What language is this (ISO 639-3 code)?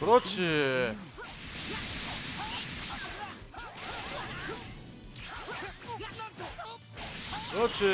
kor